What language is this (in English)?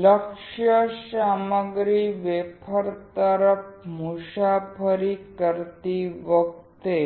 Gujarati